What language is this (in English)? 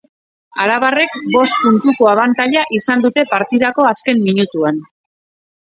Basque